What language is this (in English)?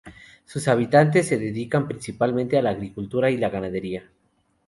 Spanish